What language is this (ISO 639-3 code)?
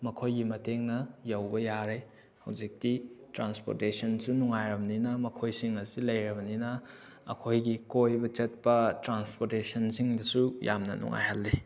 mni